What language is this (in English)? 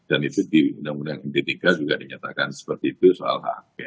Indonesian